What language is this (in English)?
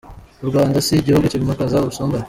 Kinyarwanda